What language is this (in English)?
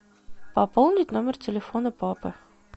Russian